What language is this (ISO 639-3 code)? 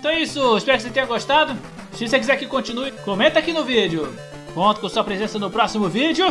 por